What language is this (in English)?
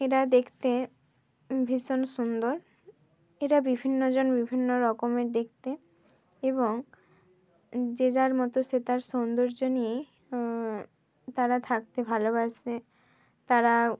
Bangla